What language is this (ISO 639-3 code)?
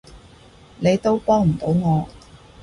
yue